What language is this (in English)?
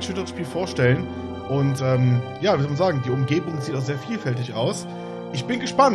German